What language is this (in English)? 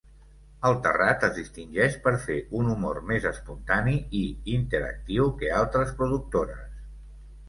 Catalan